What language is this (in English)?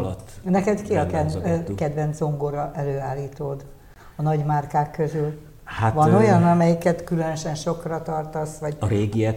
Hungarian